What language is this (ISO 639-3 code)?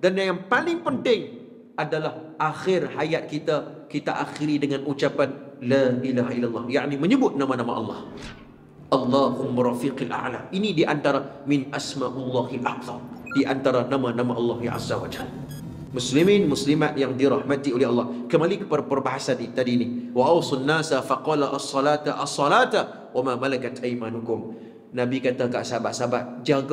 msa